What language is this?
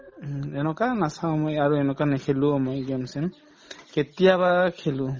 Assamese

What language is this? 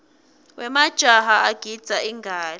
Swati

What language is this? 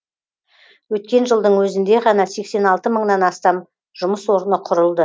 Kazakh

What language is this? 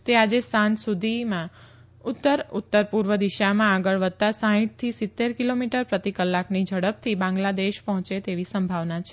Gujarati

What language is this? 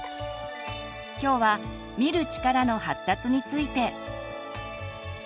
Japanese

